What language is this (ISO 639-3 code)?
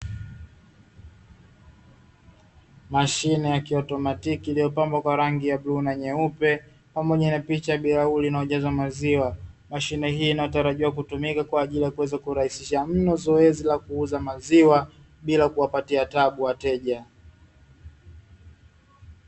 swa